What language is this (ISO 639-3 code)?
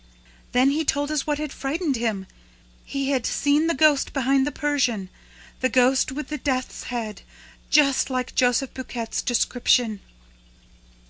eng